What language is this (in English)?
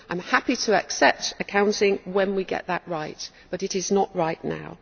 English